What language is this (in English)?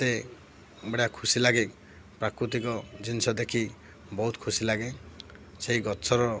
Odia